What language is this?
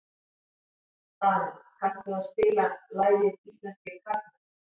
Icelandic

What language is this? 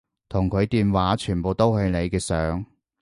Cantonese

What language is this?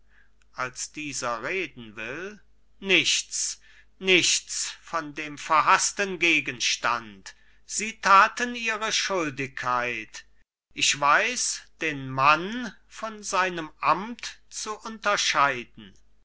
German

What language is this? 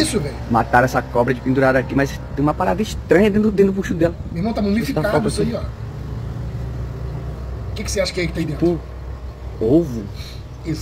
Portuguese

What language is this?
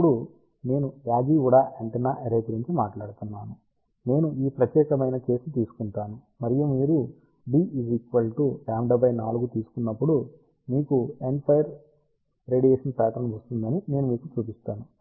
Telugu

